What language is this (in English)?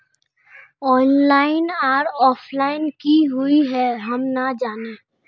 Magahi